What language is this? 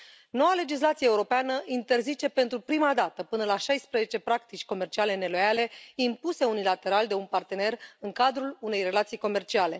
Romanian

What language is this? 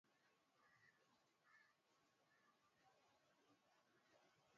Swahili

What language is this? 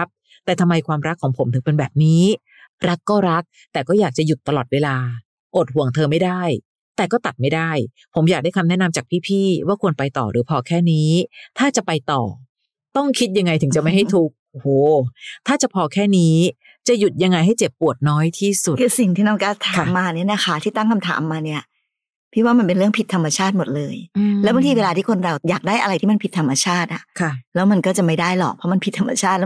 Thai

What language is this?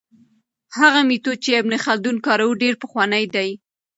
Pashto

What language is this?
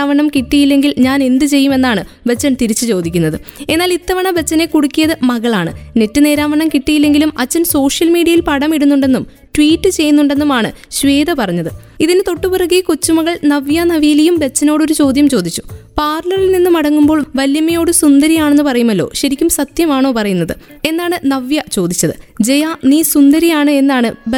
Malayalam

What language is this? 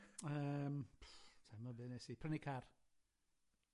Welsh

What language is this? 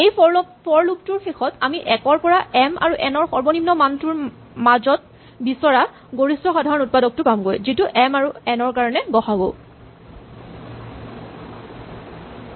Assamese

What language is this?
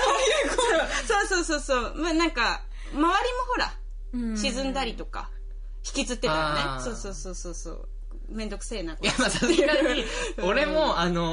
Japanese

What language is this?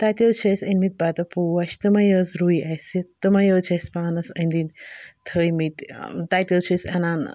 Kashmiri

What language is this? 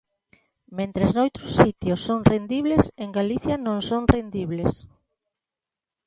Galician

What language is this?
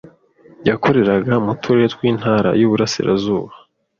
Kinyarwanda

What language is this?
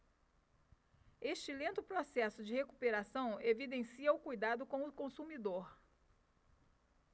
Portuguese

